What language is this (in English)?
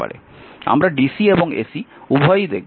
Bangla